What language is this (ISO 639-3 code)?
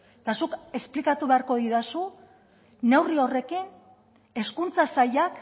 eus